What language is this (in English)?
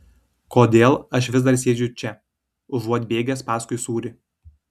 Lithuanian